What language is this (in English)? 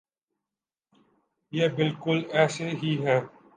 Urdu